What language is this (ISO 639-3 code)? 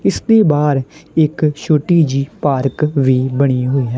pan